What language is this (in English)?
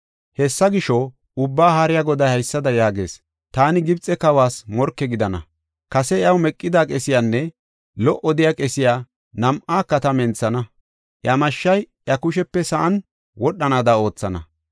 Gofa